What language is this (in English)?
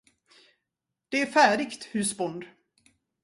Swedish